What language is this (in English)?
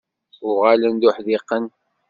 Kabyle